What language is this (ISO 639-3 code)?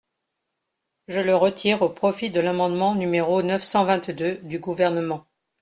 fra